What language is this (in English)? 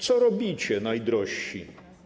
Polish